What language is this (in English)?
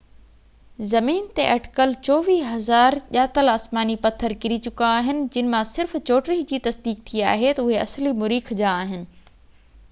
Sindhi